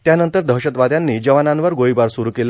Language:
Marathi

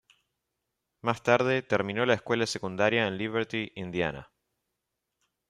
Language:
Spanish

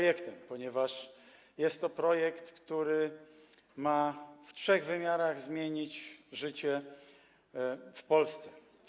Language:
Polish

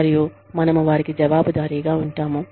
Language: Telugu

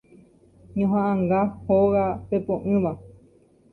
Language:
Guarani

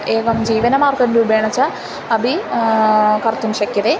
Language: Sanskrit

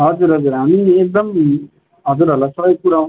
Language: Nepali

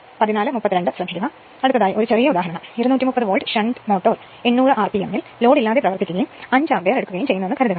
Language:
Malayalam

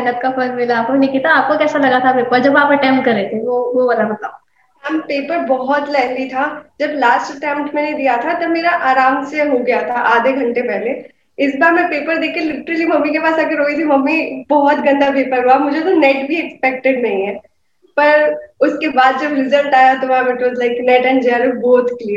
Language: Hindi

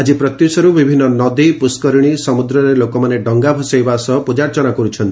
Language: Odia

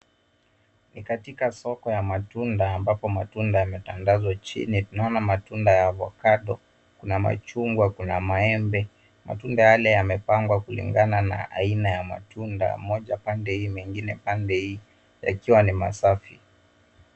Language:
Swahili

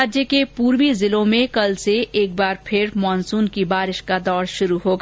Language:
Hindi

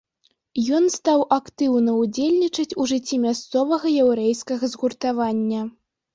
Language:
Belarusian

